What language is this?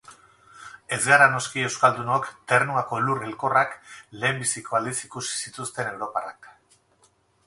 Basque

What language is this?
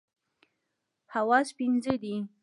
Pashto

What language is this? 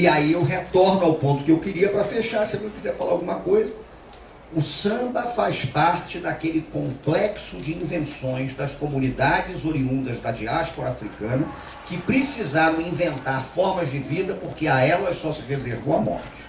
Portuguese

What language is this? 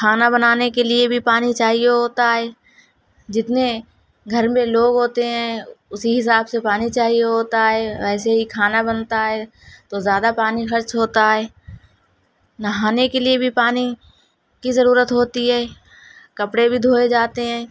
Urdu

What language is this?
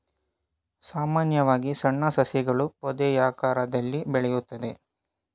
Kannada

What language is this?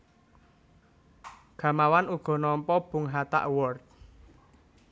Javanese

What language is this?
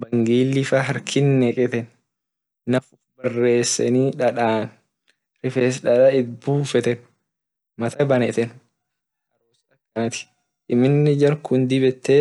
Orma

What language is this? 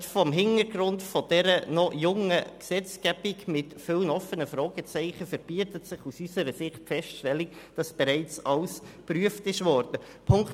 Swiss German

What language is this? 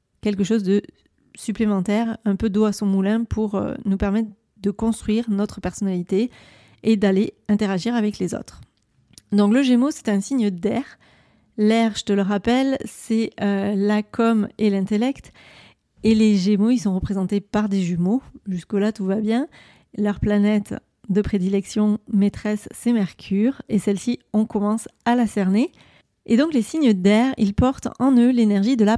French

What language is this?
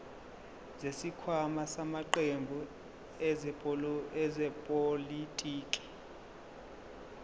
Zulu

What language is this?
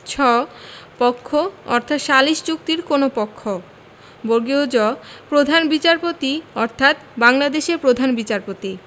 Bangla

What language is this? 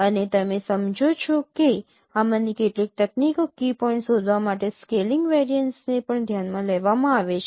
Gujarati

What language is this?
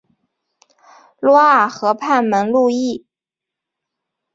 Chinese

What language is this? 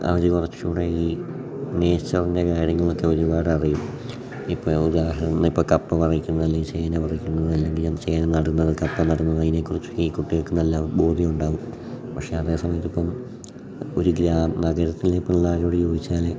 Malayalam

